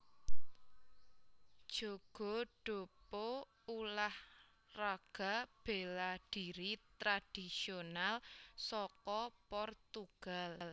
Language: Javanese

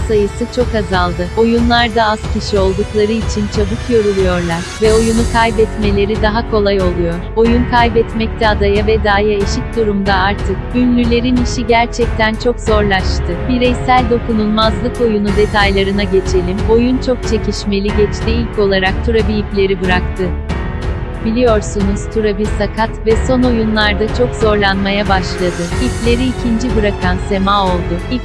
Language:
Turkish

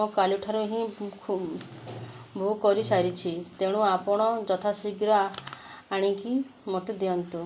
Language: Odia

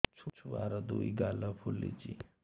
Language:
Odia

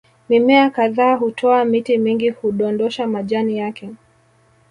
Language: Swahili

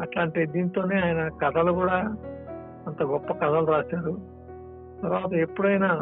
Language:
Telugu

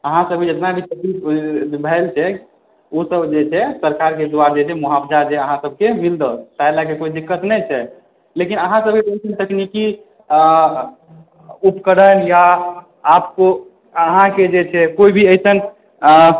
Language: Maithili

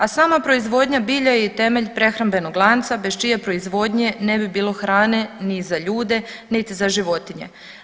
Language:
Croatian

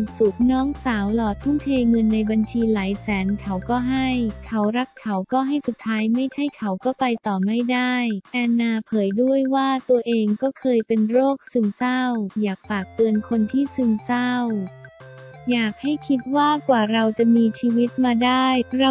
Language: Thai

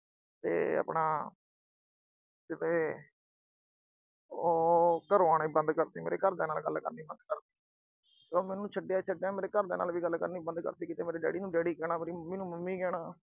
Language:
Punjabi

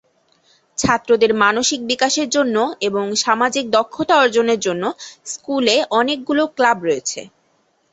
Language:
Bangla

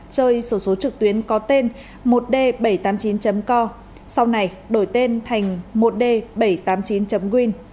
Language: Vietnamese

